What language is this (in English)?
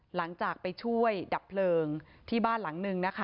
Thai